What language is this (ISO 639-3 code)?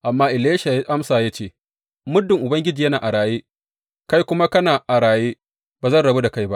hau